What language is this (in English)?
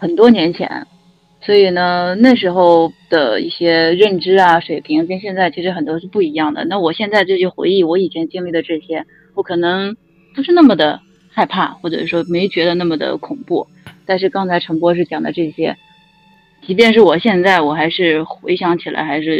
Chinese